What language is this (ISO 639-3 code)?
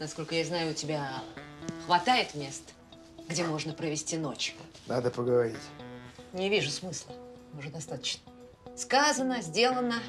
rus